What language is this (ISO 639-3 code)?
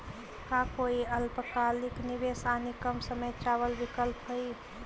mag